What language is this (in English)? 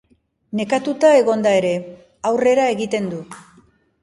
Basque